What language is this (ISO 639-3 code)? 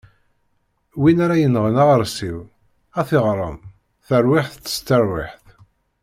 kab